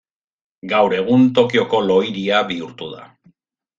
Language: Basque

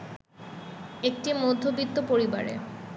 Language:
Bangla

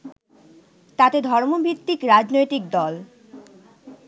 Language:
Bangla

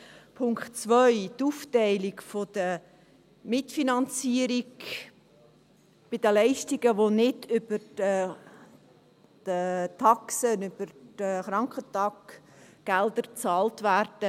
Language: Swiss German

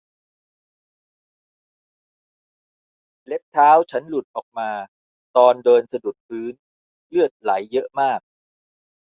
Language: Thai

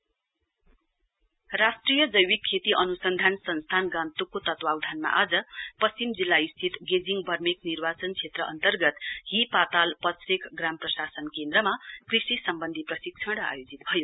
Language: Nepali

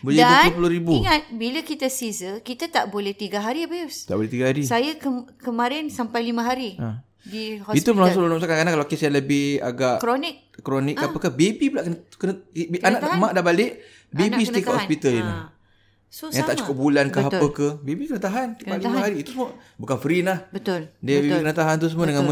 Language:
Malay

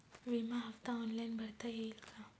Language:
Marathi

